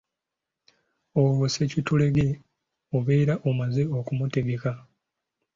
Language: Ganda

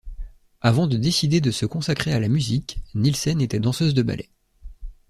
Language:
French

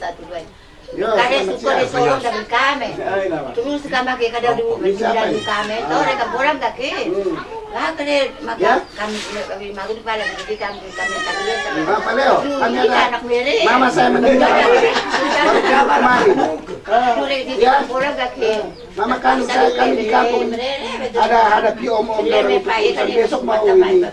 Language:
Indonesian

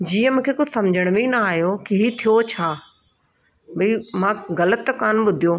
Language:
Sindhi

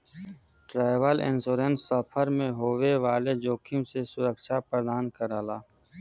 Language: Bhojpuri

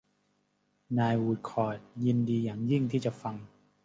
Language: Thai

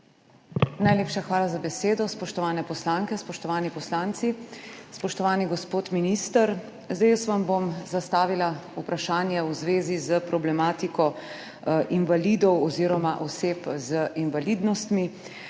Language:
Slovenian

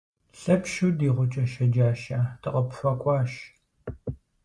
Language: Kabardian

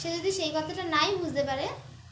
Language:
Bangla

